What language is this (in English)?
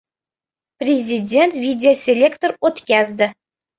Uzbek